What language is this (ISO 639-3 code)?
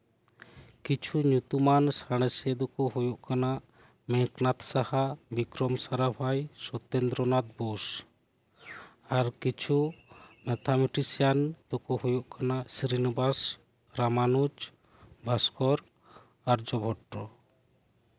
sat